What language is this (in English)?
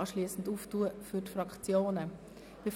Swiss German